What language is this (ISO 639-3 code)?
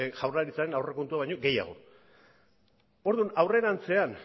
eus